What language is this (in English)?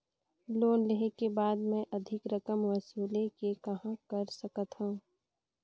Chhattisgarhi